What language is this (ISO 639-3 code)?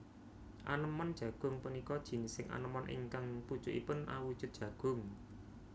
jav